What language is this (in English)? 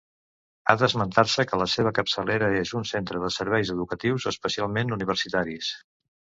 Catalan